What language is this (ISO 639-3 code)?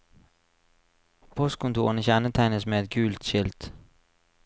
nor